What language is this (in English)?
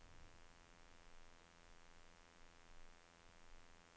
Norwegian